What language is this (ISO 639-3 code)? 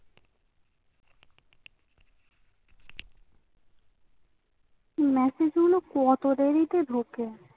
ben